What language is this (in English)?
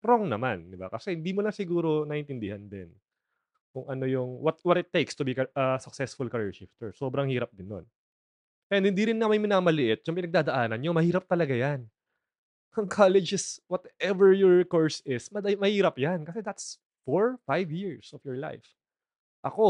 Filipino